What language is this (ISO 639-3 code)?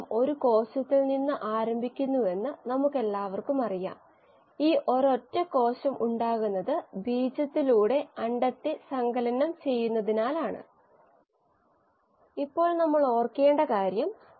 mal